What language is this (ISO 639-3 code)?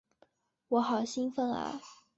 zho